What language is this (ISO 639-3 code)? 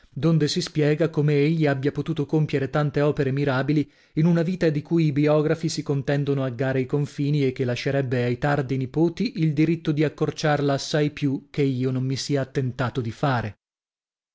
ita